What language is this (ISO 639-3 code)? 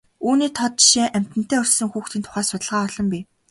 mon